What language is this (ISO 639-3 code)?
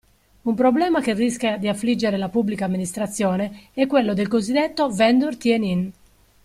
ita